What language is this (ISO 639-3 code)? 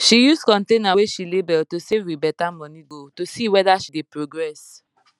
pcm